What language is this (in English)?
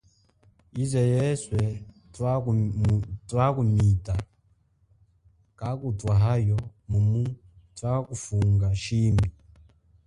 Chokwe